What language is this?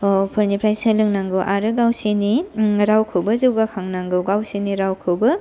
Bodo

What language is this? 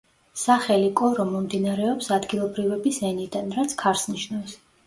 Georgian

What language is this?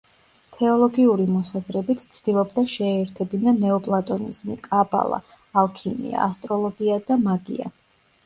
Georgian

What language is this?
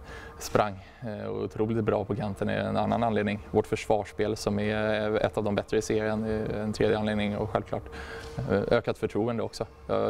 Swedish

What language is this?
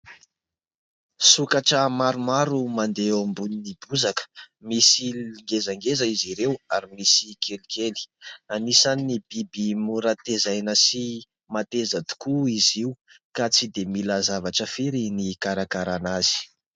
Malagasy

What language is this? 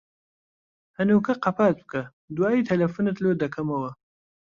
Central Kurdish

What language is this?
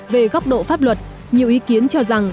Vietnamese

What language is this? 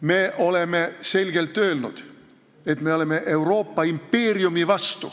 Estonian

